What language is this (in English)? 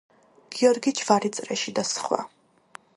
Georgian